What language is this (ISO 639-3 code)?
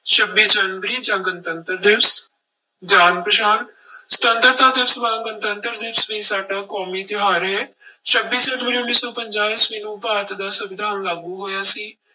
pan